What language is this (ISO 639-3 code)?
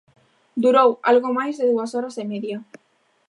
glg